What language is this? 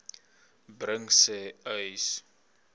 Afrikaans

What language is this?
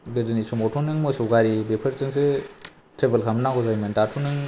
Bodo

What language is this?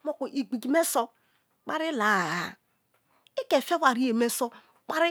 Kalabari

